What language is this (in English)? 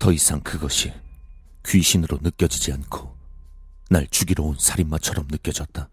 Korean